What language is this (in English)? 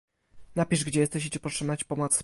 Polish